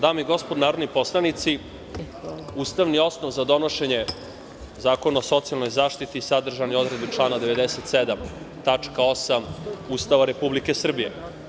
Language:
Serbian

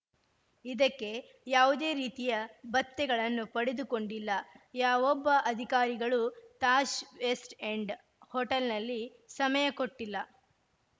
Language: Kannada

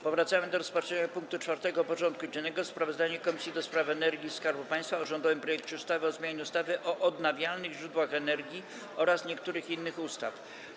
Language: Polish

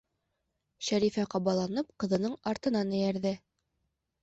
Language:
Bashkir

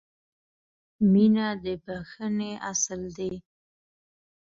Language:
Pashto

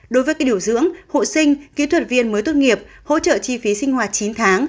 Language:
Vietnamese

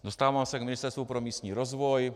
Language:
Czech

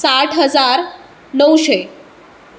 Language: Konkani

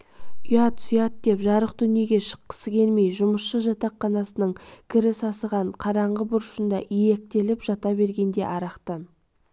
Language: Kazakh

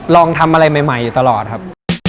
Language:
Thai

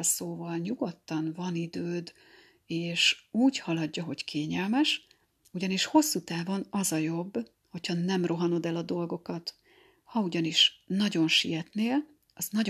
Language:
Hungarian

